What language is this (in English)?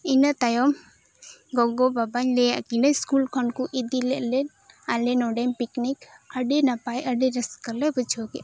Santali